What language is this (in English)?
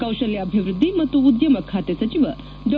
Kannada